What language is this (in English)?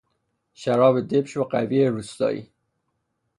Persian